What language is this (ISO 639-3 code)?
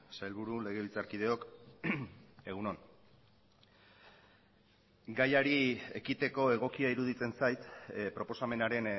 eus